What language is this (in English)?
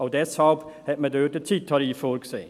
Swiss German